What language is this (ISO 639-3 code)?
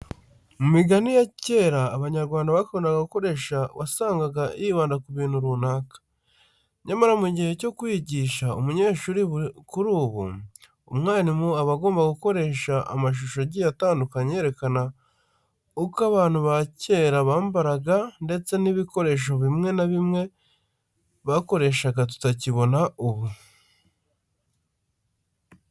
kin